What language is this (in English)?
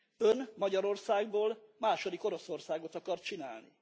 Hungarian